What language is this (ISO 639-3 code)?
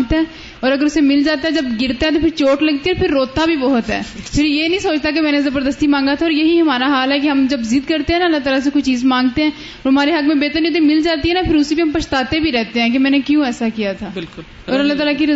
urd